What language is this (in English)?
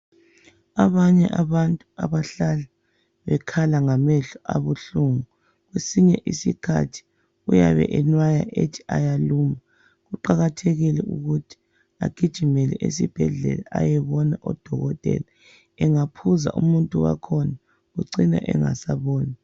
North Ndebele